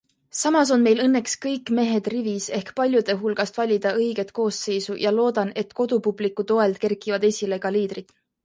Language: Estonian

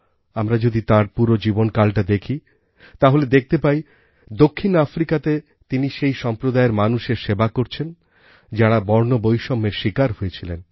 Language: Bangla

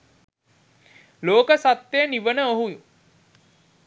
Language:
Sinhala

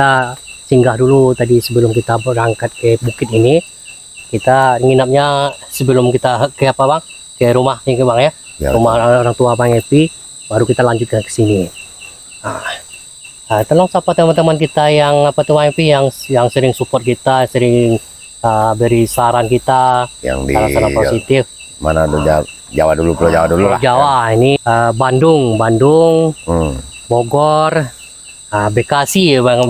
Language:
Indonesian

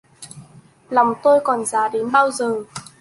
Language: Vietnamese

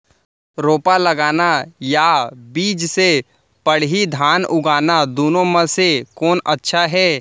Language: Chhattisgarhi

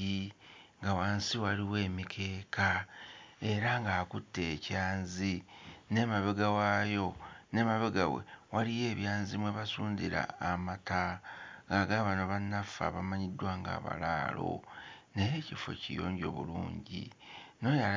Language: Ganda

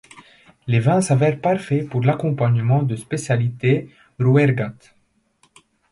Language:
French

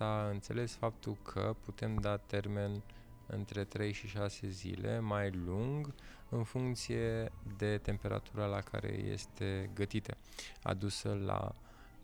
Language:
Romanian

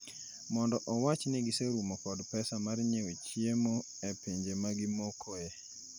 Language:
Luo (Kenya and Tanzania)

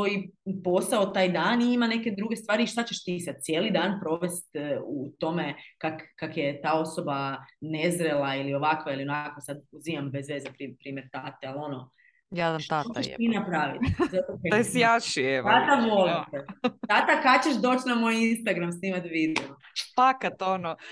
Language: Croatian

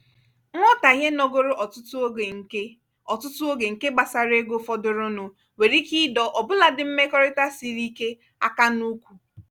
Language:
Igbo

